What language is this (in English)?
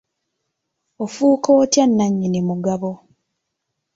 Ganda